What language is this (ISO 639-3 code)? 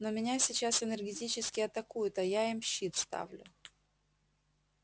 rus